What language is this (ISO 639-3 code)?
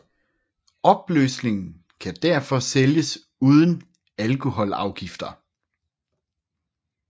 dan